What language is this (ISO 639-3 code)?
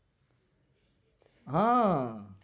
guj